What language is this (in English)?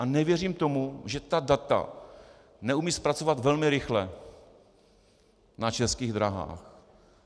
Czech